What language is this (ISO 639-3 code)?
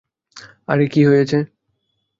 ben